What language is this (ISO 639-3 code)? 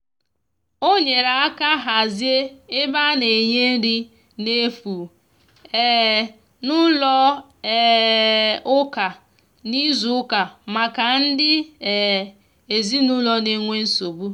ibo